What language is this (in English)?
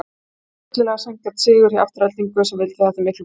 Icelandic